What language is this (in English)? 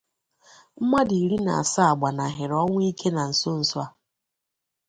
Igbo